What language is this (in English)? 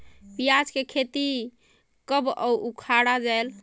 Chhattisgarhi